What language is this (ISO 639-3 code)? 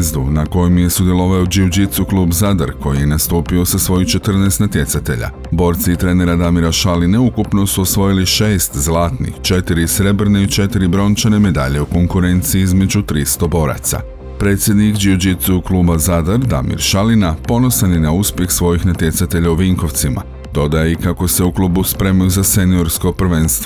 hrv